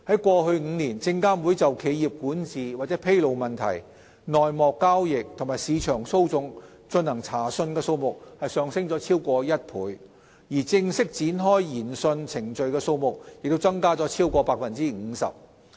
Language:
Cantonese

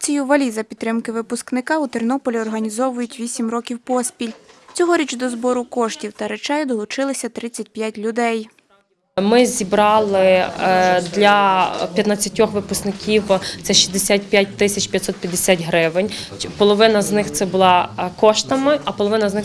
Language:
Ukrainian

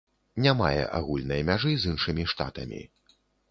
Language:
Belarusian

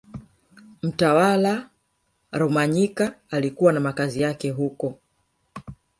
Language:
Swahili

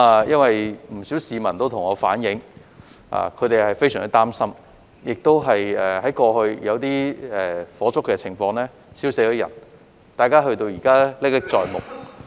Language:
Cantonese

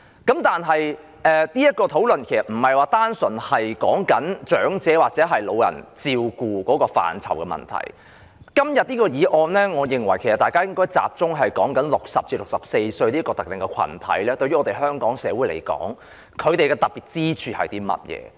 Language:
Cantonese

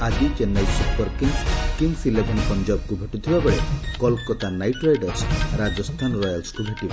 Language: Odia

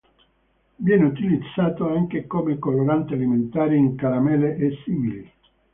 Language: Italian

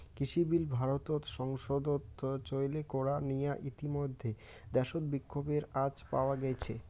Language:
Bangla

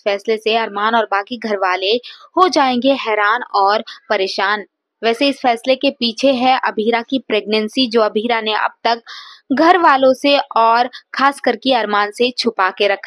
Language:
Hindi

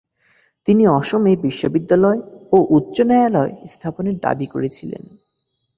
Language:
Bangla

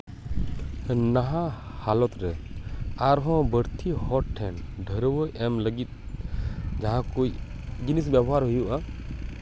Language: Santali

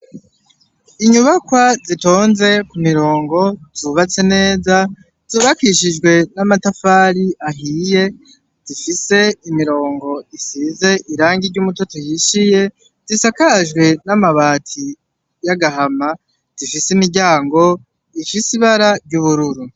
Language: Rundi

